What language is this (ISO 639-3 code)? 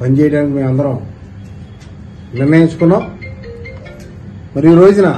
tel